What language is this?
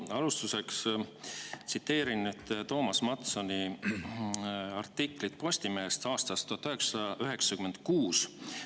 Estonian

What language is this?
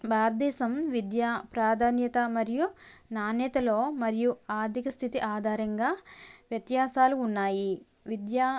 Telugu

